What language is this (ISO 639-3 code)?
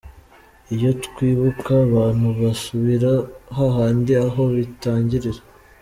kin